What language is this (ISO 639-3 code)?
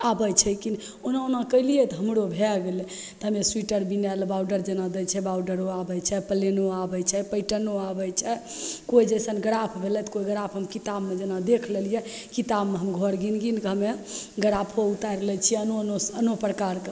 mai